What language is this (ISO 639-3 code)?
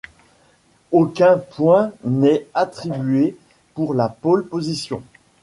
fra